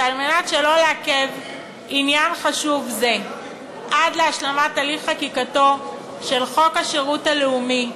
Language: Hebrew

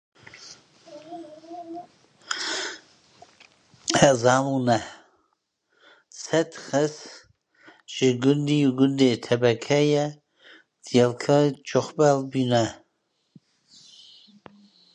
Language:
Kurdish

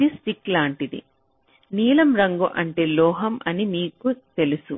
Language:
Telugu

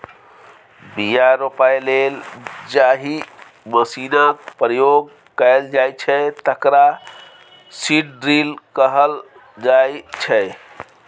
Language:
Maithili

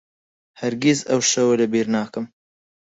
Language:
Central Kurdish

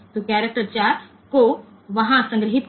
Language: Gujarati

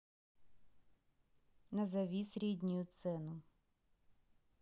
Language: Russian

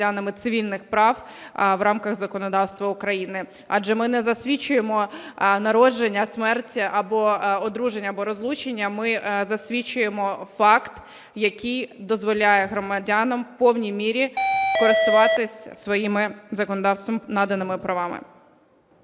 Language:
Ukrainian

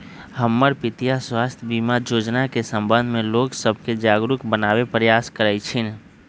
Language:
Magahi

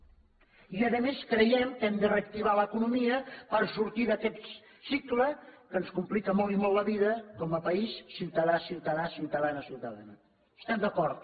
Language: Catalan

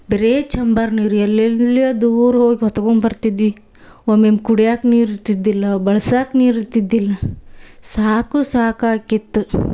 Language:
Kannada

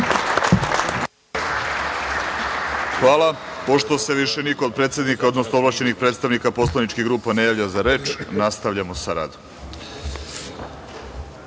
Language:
Serbian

